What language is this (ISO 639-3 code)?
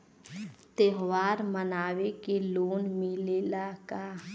bho